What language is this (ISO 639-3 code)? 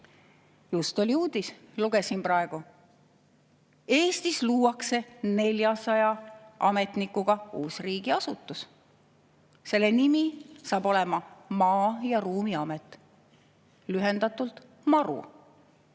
est